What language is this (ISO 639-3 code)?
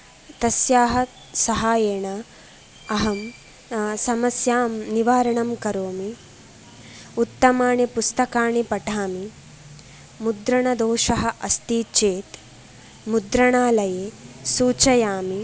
san